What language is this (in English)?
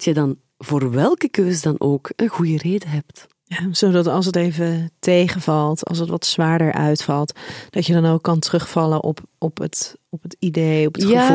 Dutch